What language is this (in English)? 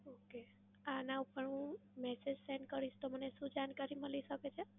Gujarati